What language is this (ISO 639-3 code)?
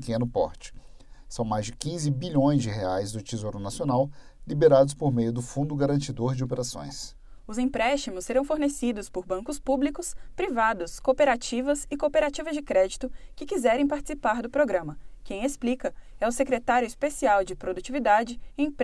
por